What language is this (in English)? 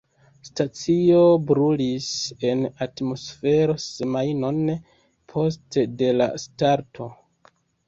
Esperanto